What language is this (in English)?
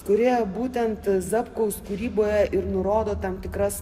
Lithuanian